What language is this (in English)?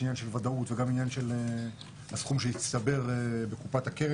Hebrew